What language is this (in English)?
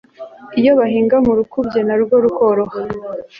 Kinyarwanda